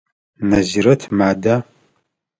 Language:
Adyghe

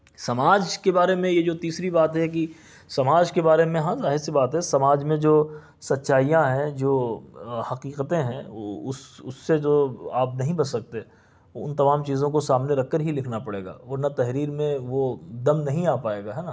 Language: Urdu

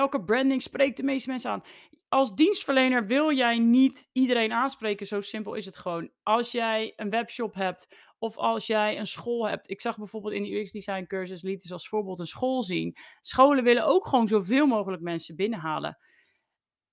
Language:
Dutch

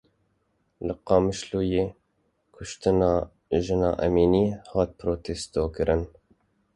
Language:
Kurdish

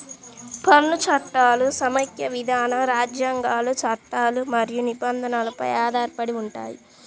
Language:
Telugu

